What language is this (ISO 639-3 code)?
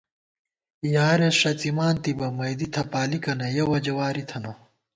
gwt